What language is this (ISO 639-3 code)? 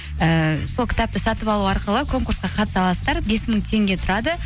kaz